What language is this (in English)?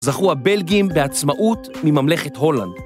Hebrew